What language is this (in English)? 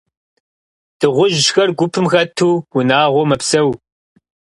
Kabardian